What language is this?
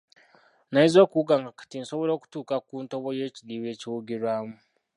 Ganda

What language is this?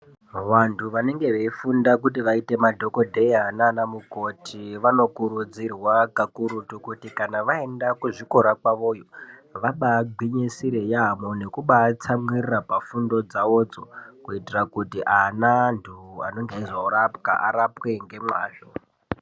Ndau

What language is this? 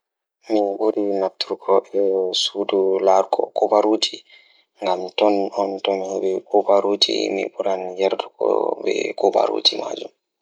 Fula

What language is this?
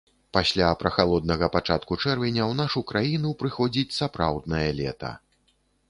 Belarusian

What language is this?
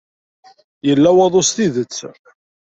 Kabyle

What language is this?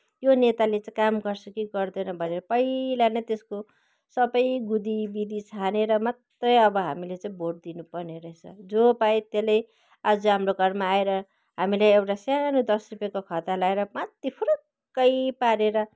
Nepali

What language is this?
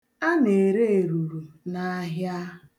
Igbo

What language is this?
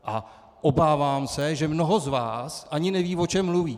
Czech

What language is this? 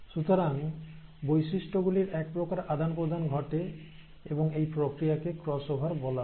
Bangla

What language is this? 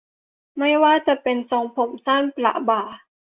Thai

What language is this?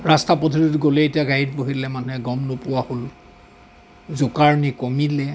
Assamese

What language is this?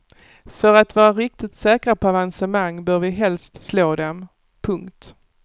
Swedish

